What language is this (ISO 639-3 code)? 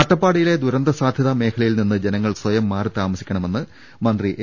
mal